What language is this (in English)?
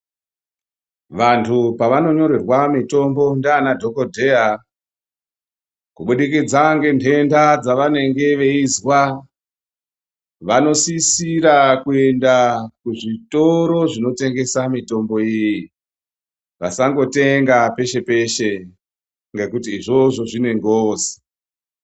Ndau